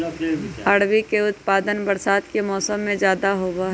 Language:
Magahi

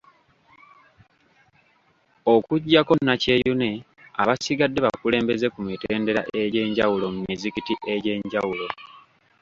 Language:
Ganda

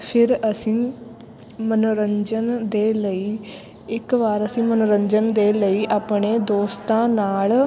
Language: Punjabi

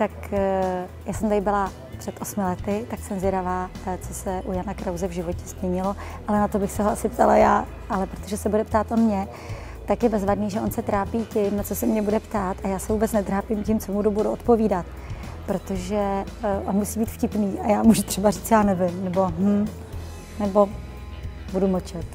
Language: Czech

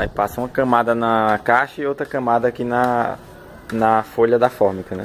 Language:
Portuguese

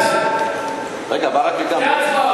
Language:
Hebrew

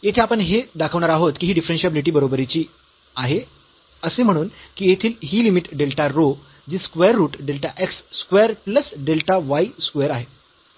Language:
Marathi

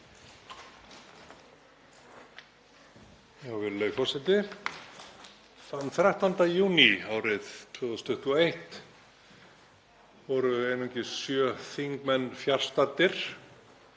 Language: Icelandic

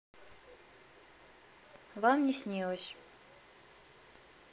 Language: Russian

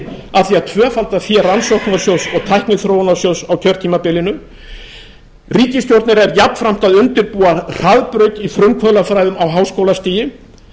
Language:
Icelandic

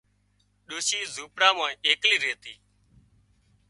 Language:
Wadiyara Koli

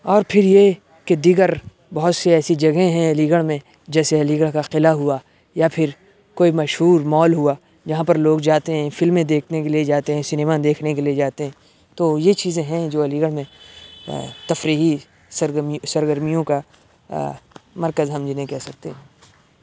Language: Urdu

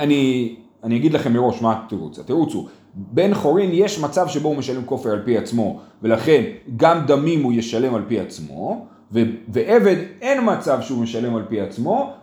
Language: Hebrew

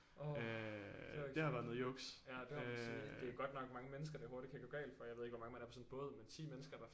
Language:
Danish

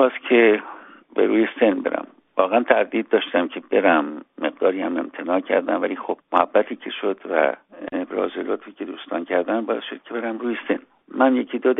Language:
Persian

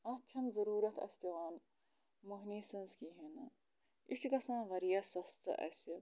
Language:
Kashmiri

